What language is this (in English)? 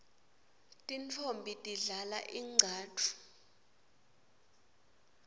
Swati